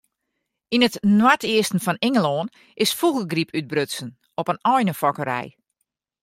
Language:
Western Frisian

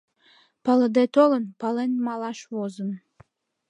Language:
Mari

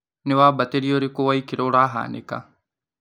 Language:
Kikuyu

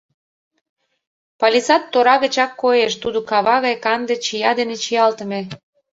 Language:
Mari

